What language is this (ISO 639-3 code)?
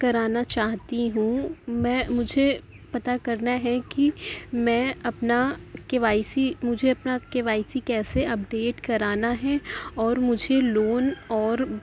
urd